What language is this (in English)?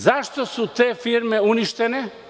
Serbian